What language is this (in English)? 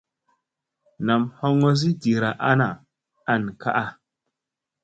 Musey